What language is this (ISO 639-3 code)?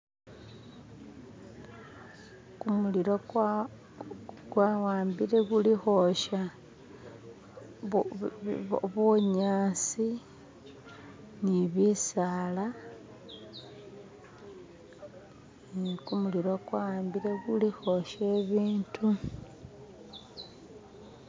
myx